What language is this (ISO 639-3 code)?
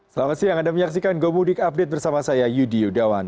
ind